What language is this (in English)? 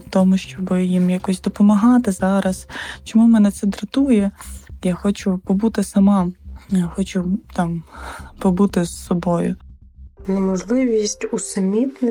Ukrainian